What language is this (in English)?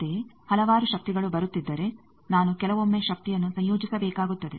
Kannada